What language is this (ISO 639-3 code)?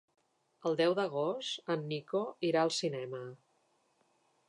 cat